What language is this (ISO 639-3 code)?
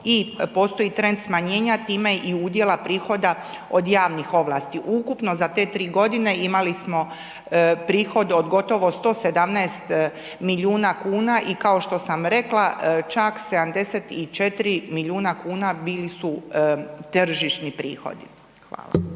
hrv